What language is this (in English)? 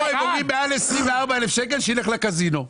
Hebrew